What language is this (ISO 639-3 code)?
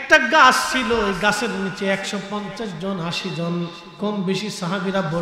ben